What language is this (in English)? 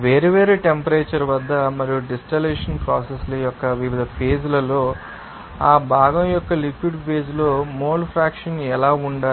Telugu